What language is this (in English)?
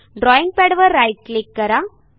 Marathi